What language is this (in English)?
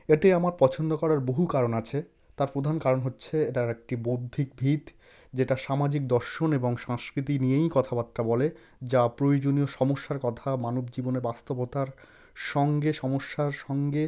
Bangla